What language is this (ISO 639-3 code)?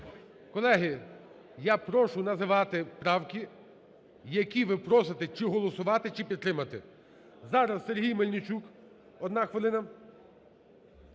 ukr